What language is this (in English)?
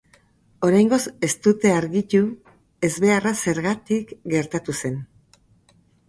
Basque